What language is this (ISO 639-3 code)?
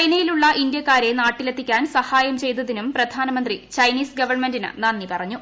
mal